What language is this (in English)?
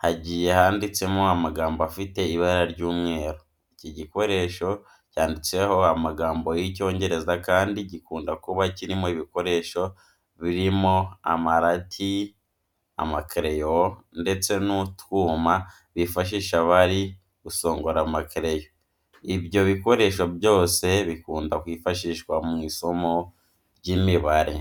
Kinyarwanda